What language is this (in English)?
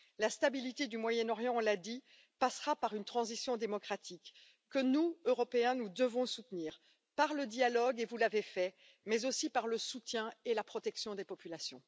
French